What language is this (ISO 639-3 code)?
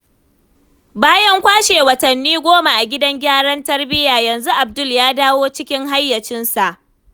hau